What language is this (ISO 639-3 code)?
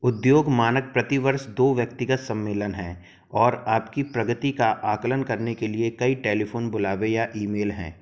hin